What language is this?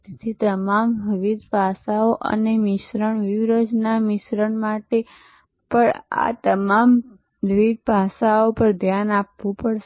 Gujarati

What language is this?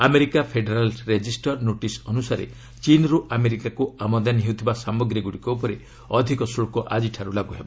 Odia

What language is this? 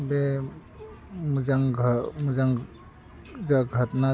Bodo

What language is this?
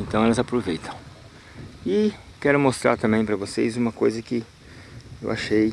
Portuguese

